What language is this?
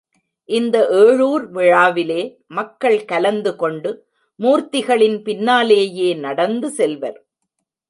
Tamil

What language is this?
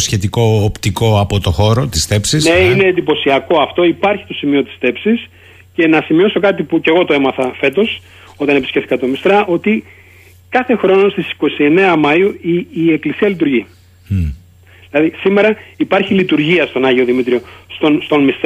Greek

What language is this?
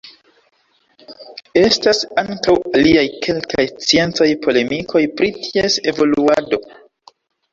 Esperanto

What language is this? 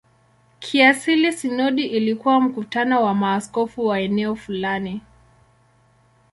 Swahili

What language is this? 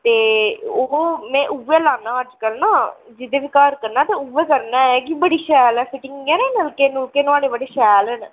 Dogri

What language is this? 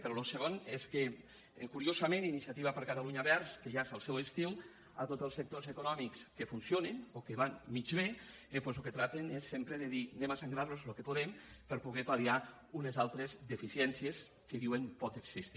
Catalan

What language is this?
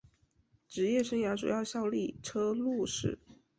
Chinese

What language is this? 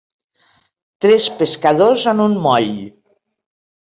Catalan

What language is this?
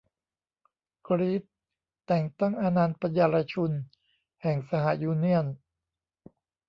Thai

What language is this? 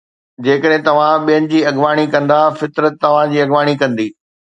Sindhi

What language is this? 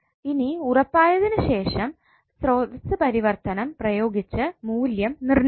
Malayalam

